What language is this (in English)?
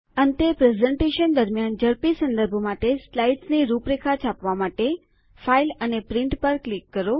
Gujarati